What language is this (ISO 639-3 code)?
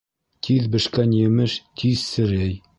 bak